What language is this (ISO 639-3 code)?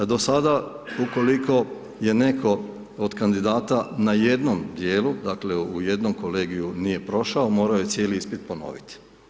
hrv